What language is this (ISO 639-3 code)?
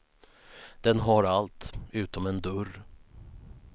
swe